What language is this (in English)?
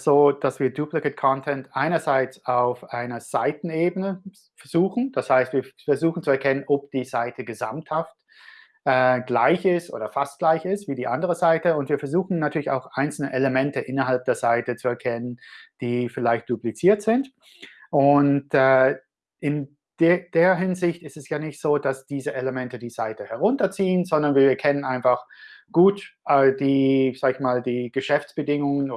German